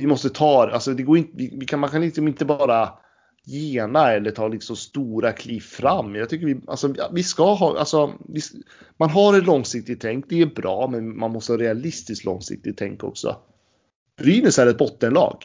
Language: Swedish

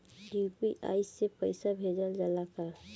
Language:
Bhojpuri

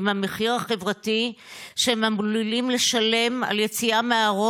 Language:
Hebrew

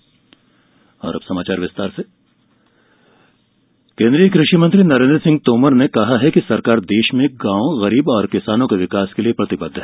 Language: Hindi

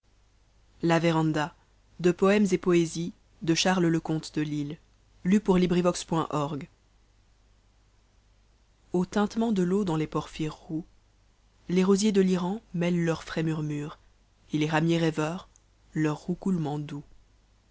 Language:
French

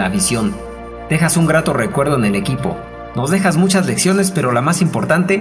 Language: Spanish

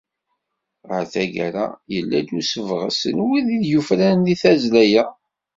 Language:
Kabyle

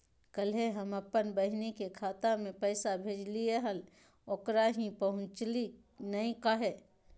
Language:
Magahi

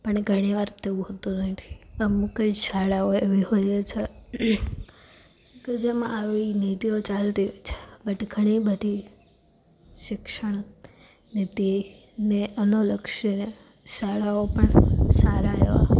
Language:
Gujarati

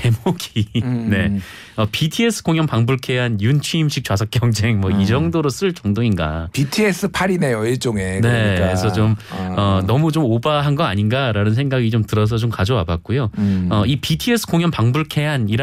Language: Korean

